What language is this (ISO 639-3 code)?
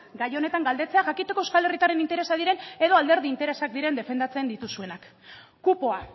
eus